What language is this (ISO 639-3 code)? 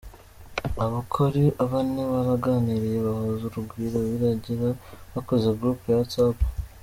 kin